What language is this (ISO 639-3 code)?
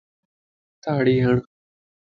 lss